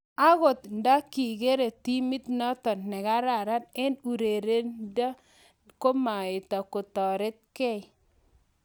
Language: Kalenjin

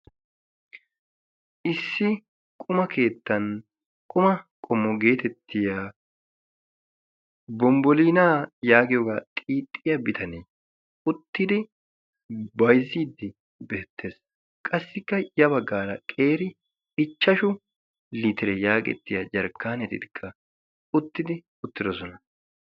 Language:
Wolaytta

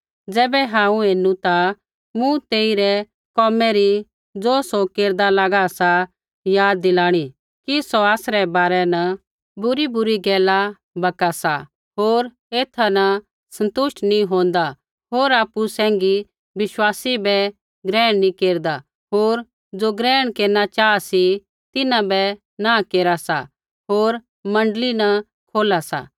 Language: Kullu Pahari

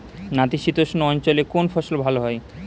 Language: Bangla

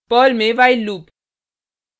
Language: Hindi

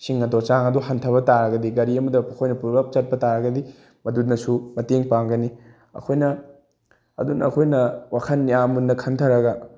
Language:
Manipuri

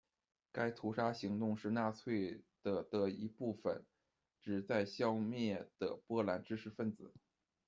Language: Chinese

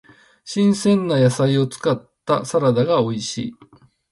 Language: Japanese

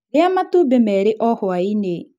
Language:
Kikuyu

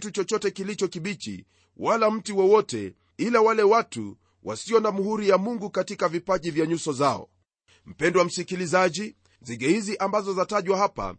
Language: Swahili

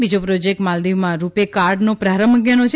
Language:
Gujarati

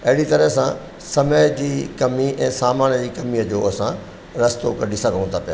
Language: Sindhi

